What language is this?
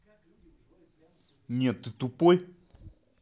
Russian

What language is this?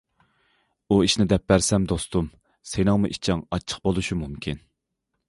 Uyghur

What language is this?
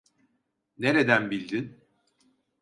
Turkish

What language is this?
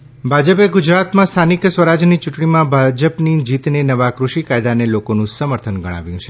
Gujarati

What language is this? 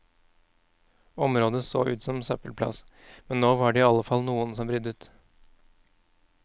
Norwegian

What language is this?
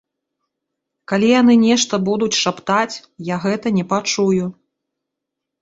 Belarusian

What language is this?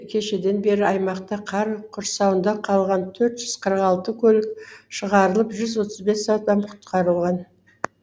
Kazakh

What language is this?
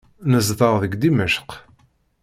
Kabyle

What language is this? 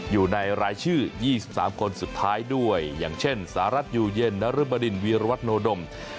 Thai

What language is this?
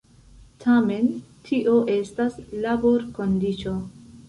Esperanto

